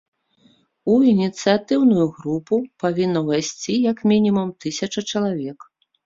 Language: Belarusian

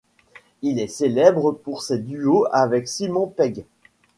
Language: French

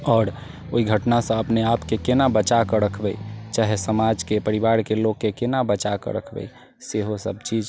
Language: Maithili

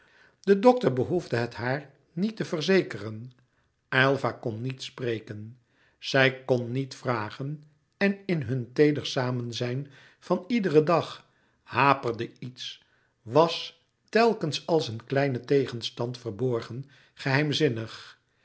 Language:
Dutch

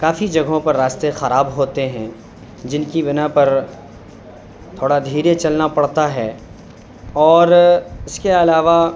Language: Urdu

